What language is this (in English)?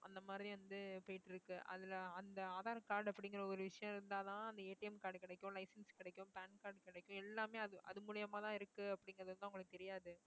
Tamil